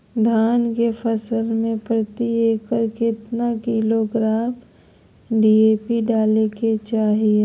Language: Magahi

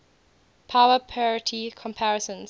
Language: English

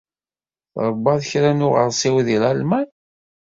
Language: Kabyle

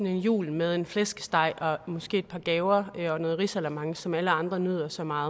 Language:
Danish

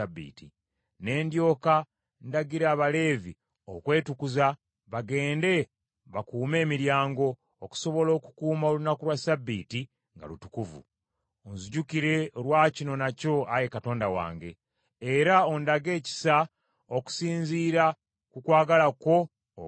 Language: Ganda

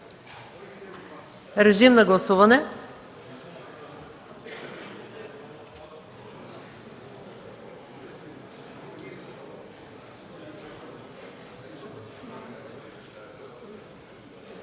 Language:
Bulgarian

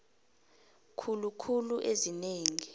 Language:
South Ndebele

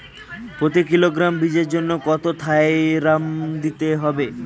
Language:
Bangla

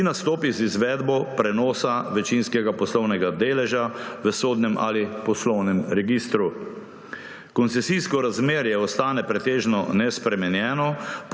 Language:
Slovenian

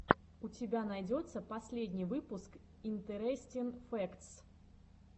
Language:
Russian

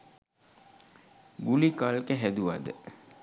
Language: Sinhala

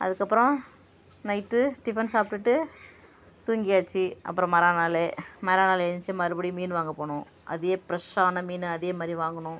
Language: Tamil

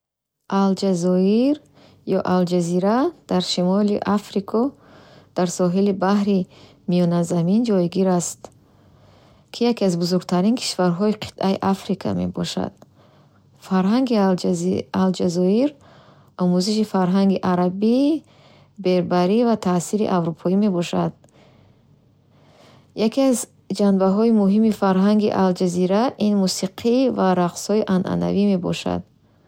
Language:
Bukharic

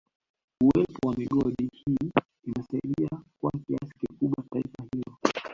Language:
Swahili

